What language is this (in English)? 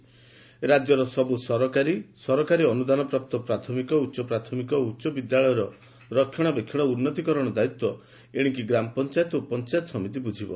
Odia